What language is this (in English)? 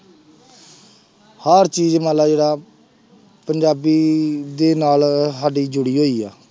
Punjabi